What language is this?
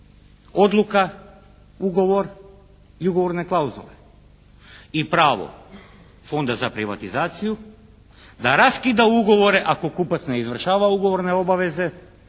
Croatian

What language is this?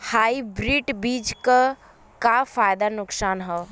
Bhojpuri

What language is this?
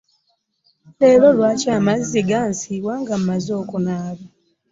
Ganda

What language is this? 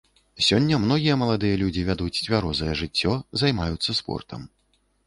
Belarusian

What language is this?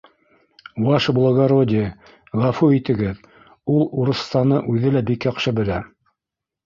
Bashkir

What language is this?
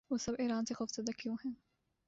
Urdu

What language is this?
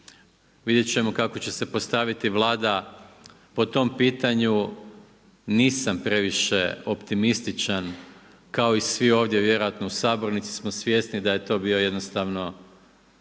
Croatian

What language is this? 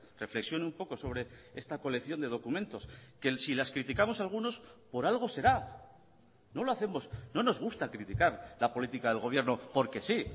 Spanish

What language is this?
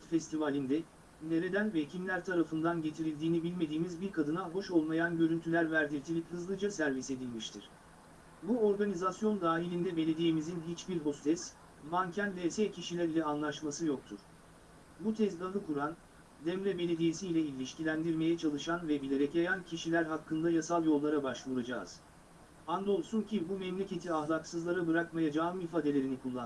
Turkish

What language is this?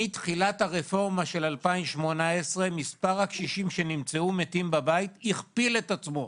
Hebrew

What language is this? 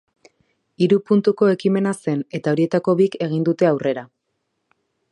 Basque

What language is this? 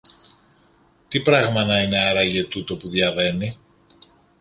Greek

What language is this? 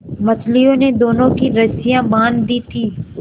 Hindi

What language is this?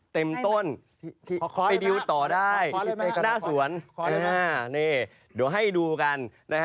Thai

